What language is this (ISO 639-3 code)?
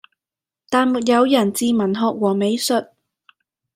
yue